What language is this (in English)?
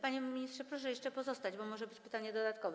Polish